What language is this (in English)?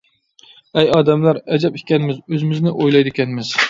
Uyghur